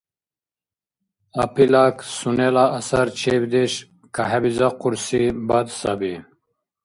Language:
Dargwa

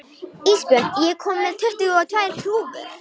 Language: Icelandic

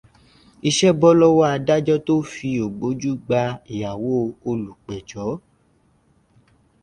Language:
Yoruba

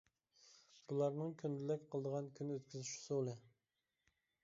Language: Uyghur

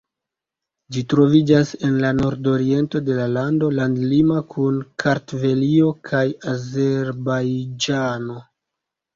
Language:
Esperanto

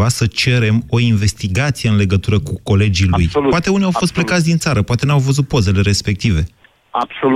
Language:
Romanian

